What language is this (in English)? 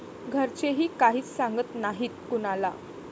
Marathi